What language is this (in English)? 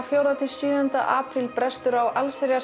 Icelandic